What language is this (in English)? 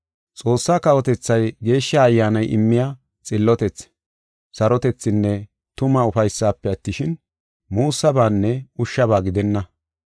Gofa